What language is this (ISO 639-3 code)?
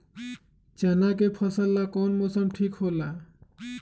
mag